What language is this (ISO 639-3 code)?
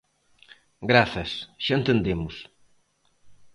glg